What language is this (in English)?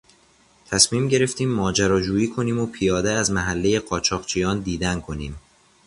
Persian